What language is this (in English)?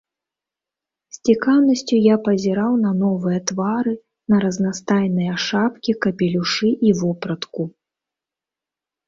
Belarusian